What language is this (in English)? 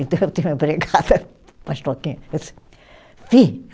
Portuguese